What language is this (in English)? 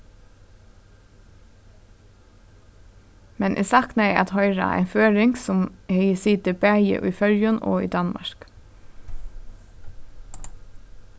Faroese